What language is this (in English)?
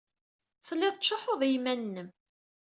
Kabyle